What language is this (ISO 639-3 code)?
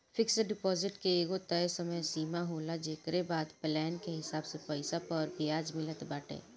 bho